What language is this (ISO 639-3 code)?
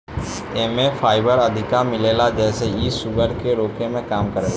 bho